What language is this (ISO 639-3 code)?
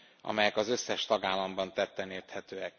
hun